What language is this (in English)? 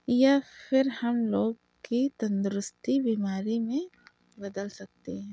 Urdu